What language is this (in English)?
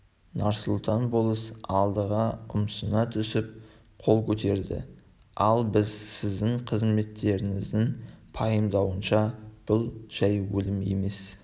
Kazakh